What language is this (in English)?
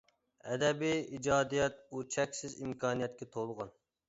Uyghur